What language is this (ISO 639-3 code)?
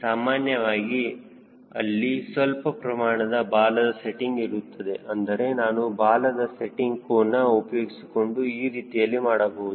kan